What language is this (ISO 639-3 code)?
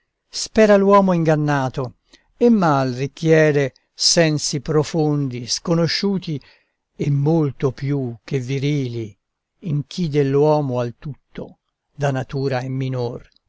ita